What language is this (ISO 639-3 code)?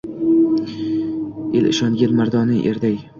uzb